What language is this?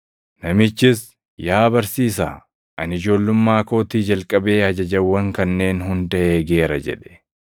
Oromo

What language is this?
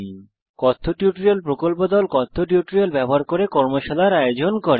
Bangla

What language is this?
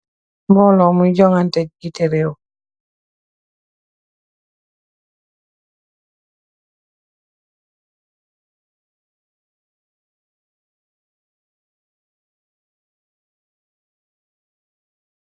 Wolof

